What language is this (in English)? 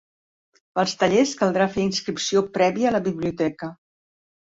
Catalan